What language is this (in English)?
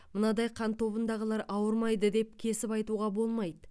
Kazakh